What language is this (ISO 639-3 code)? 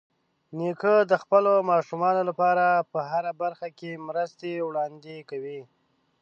pus